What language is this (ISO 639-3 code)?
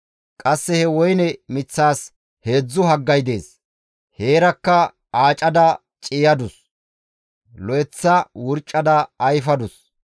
gmv